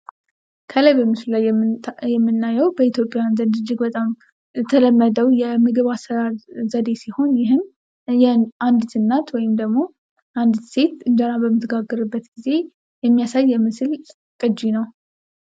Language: Amharic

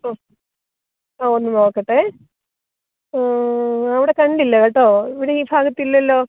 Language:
Malayalam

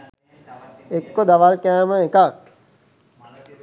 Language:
Sinhala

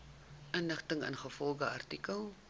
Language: Afrikaans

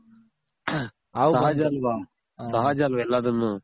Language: Kannada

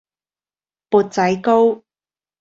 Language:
Cantonese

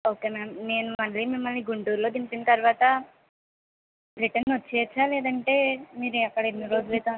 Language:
Telugu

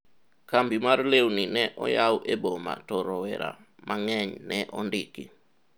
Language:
Luo (Kenya and Tanzania)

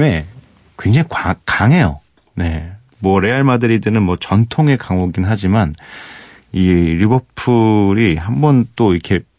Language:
Korean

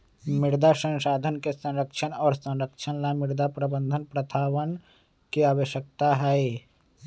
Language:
Magahi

